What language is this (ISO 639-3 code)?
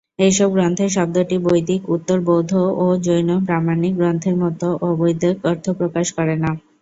ben